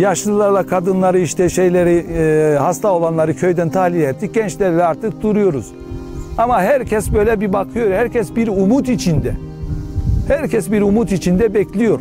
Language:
Turkish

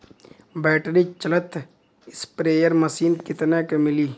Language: Bhojpuri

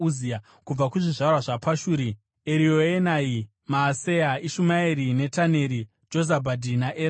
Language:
Shona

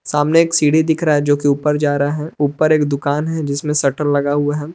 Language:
Hindi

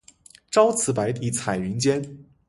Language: Chinese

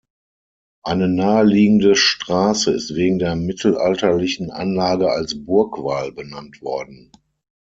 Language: German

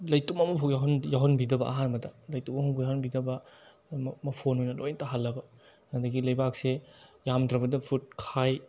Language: Manipuri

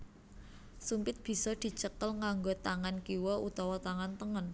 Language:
Javanese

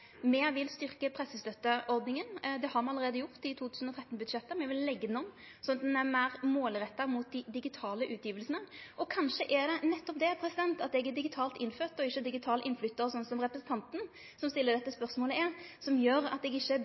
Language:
Norwegian Nynorsk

